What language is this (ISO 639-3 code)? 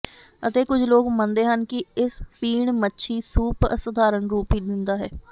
pan